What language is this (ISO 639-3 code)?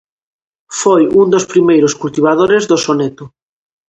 glg